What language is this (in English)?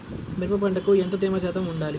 Telugu